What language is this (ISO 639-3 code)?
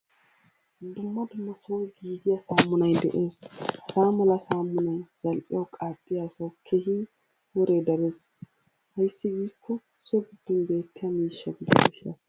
wal